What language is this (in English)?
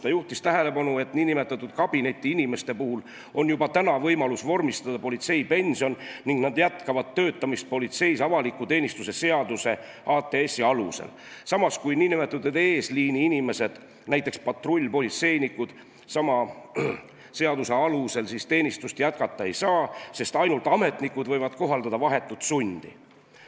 Estonian